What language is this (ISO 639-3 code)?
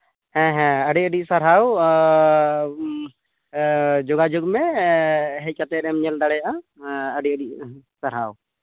sat